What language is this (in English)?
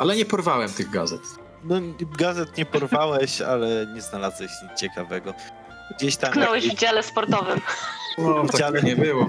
Polish